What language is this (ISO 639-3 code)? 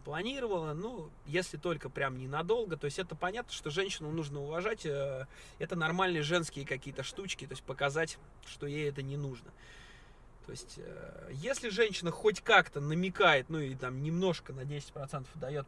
rus